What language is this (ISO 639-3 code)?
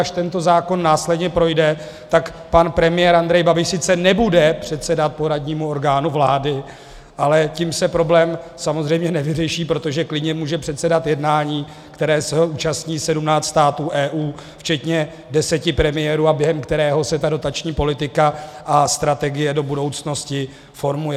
ces